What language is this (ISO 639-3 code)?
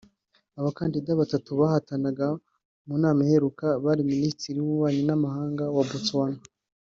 kin